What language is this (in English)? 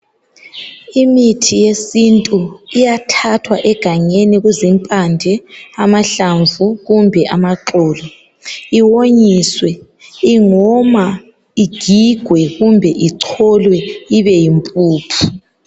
North Ndebele